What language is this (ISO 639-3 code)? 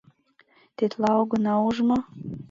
chm